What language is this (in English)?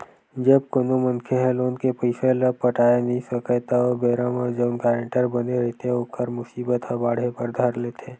Chhattisgarhi